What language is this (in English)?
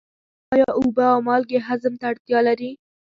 Pashto